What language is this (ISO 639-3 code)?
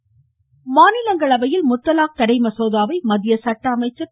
tam